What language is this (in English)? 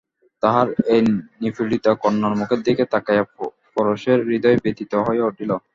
Bangla